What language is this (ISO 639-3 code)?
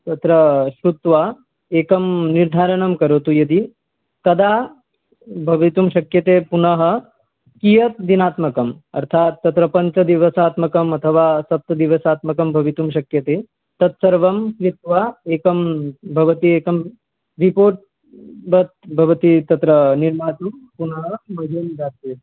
san